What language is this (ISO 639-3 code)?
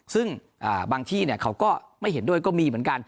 tha